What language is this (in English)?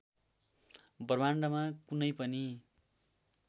Nepali